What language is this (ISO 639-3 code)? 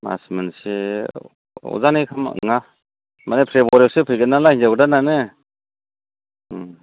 brx